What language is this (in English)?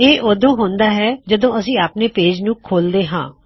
Punjabi